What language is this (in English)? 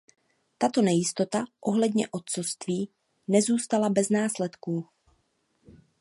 Czech